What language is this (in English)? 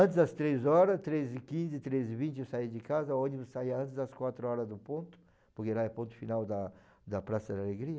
Portuguese